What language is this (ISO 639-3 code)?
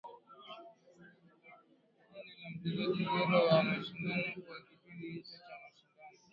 swa